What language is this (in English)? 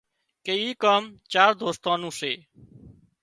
Wadiyara Koli